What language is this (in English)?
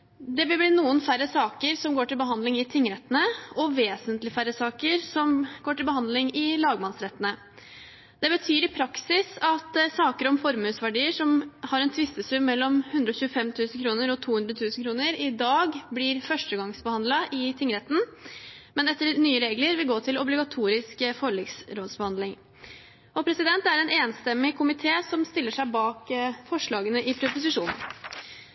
Norwegian Bokmål